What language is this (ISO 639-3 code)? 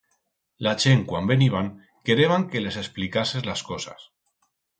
arg